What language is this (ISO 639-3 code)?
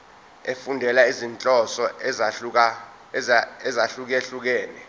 zul